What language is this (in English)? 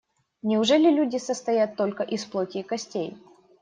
Russian